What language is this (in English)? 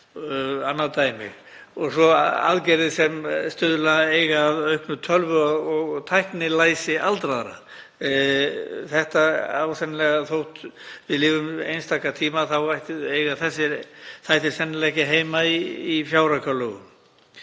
Icelandic